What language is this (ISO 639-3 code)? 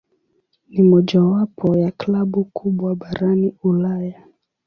swa